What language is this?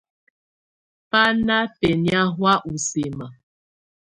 Tunen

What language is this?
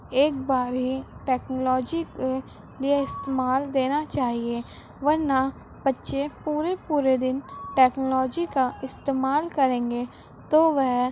Urdu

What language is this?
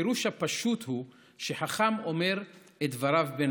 Hebrew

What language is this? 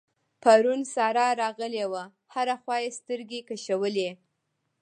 Pashto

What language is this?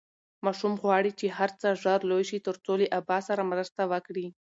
Pashto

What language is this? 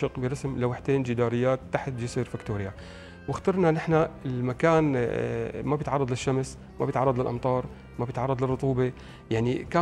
Arabic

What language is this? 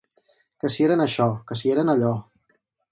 Catalan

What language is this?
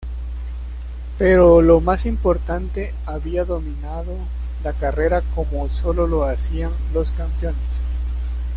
Spanish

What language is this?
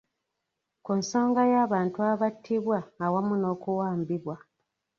Ganda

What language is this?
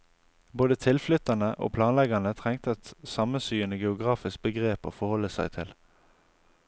Norwegian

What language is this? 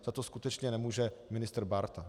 Czech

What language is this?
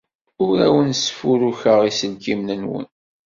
Kabyle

